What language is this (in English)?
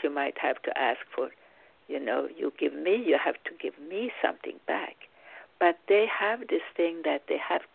English